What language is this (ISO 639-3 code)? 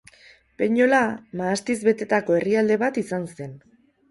eus